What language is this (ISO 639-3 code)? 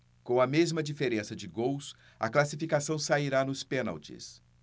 por